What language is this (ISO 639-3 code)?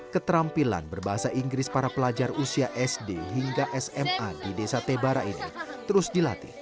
ind